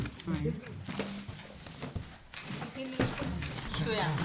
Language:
Hebrew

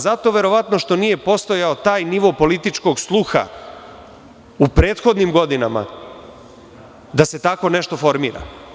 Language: Serbian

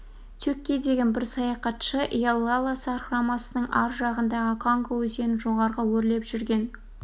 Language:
Kazakh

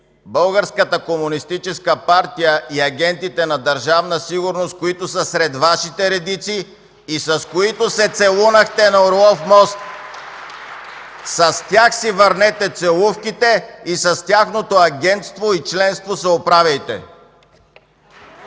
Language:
Bulgarian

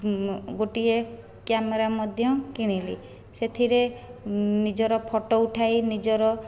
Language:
Odia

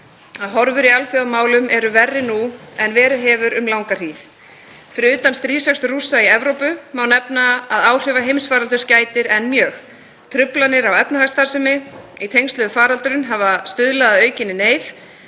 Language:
Icelandic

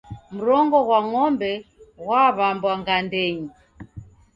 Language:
Taita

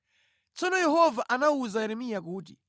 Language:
Nyanja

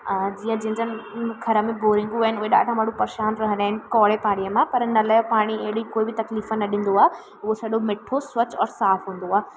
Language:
Sindhi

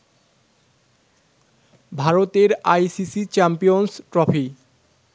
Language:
Bangla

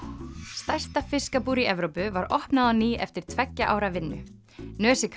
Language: Icelandic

